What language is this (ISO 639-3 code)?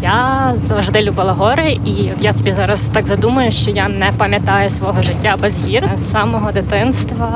ukr